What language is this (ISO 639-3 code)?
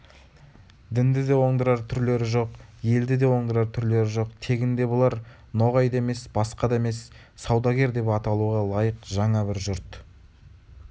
kaz